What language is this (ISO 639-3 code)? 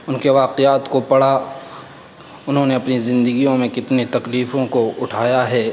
urd